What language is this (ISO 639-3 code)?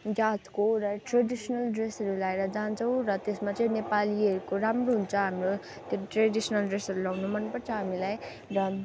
nep